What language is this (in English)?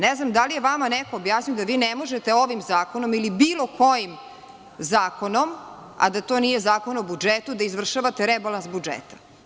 Serbian